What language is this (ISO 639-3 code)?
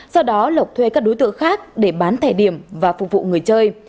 vie